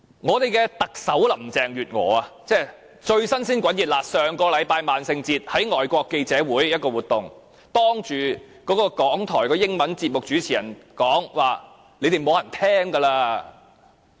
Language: Cantonese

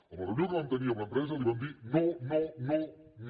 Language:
Catalan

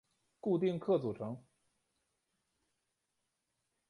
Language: Chinese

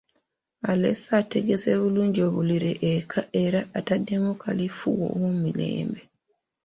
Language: Ganda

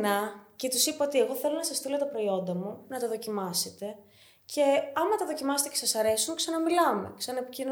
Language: Greek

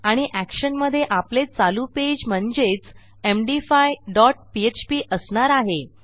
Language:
Marathi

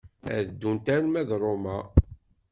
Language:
Kabyle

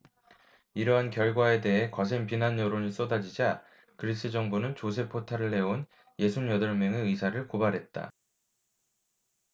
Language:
Korean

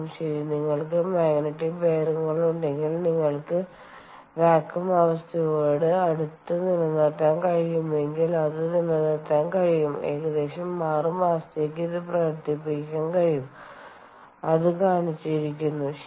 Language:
Malayalam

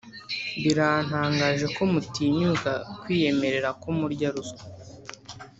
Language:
Kinyarwanda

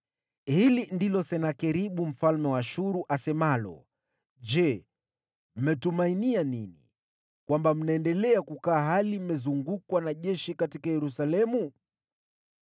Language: Swahili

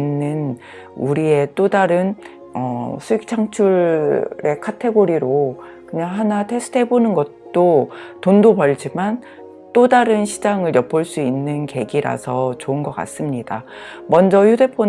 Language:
Korean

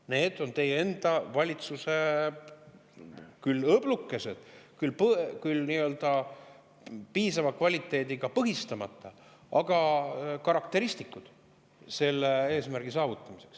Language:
Estonian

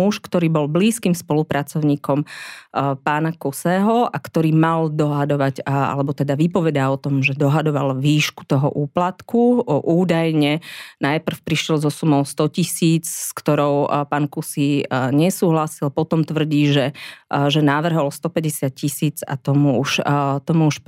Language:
Slovak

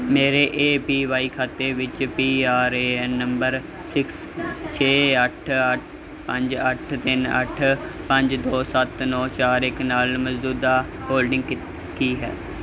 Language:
Punjabi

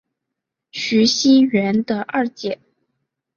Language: Chinese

